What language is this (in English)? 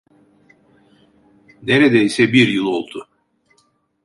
Turkish